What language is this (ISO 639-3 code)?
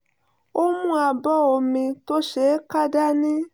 yor